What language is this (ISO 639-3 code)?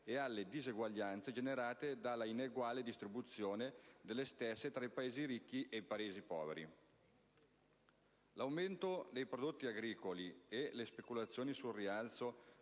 ita